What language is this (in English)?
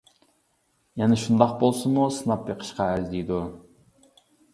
Uyghur